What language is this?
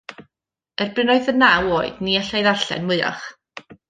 Welsh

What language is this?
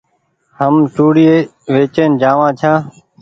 Goaria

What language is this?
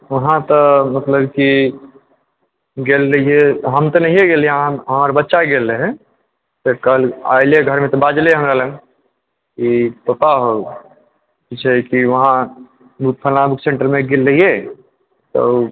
Maithili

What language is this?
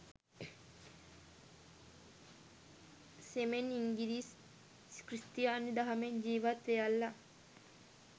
Sinhala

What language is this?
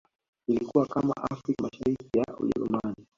Swahili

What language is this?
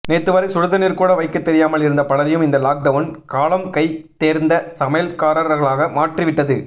Tamil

